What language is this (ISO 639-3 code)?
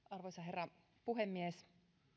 fin